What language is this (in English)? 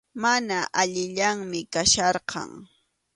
Arequipa-La Unión Quechua